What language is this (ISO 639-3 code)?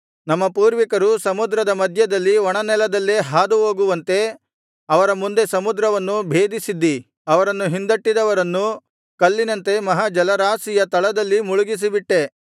kan